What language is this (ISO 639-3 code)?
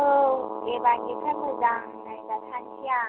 brx